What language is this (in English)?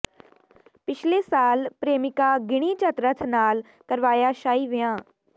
Punjabi